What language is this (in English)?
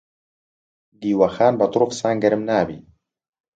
Central Kurdish